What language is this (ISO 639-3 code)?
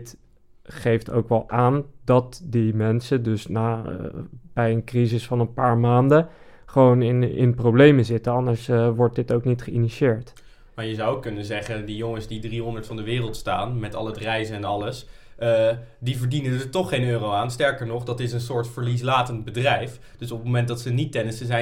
nld